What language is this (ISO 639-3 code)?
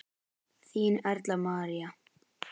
isl